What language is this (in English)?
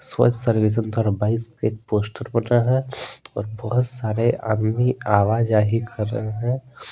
Hindi